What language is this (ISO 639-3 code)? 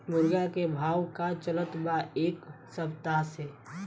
bho